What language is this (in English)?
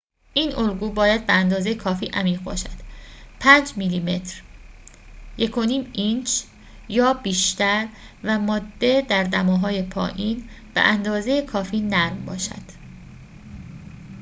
Persian